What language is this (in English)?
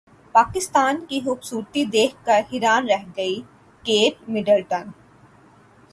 Urdu